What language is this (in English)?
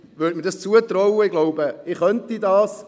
Swiss German